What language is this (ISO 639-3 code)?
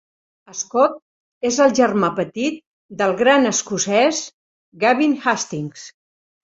cat